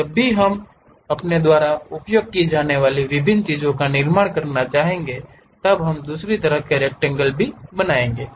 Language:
Hindi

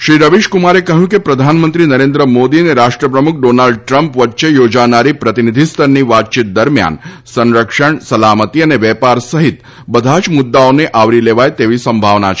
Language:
Gujarati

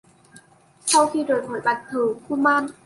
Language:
Vietnamese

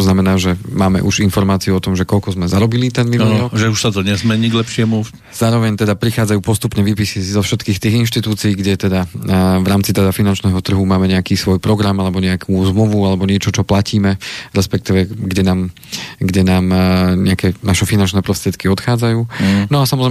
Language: Slovak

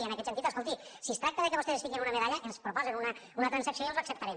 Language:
Catalan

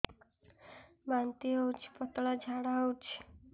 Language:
Odia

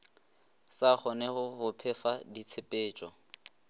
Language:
Northern Sotho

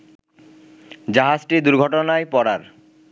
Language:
Bangla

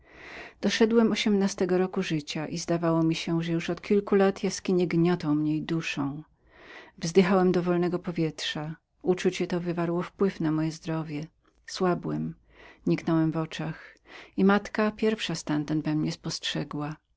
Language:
Polish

